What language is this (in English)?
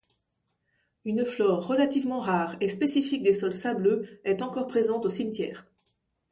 French